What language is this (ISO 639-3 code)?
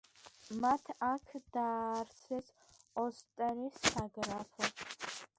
kat